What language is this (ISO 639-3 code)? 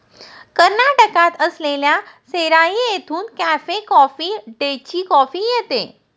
mar